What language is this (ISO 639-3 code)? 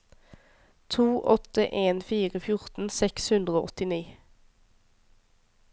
nor